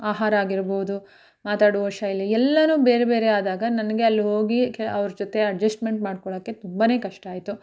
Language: Kannada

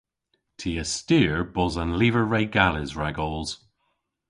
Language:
Cornish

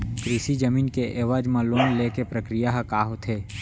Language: Chhattisgarhi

